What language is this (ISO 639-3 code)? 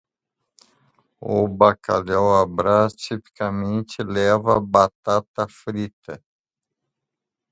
por